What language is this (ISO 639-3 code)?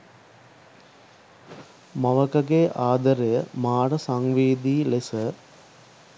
sin